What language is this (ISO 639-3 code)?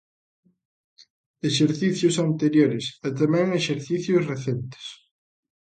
glg